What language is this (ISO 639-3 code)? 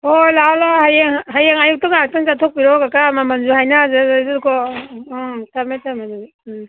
mni